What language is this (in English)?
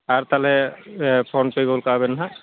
Santali